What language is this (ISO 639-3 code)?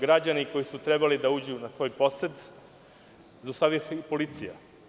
srp